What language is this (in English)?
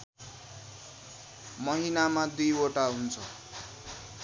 Nepali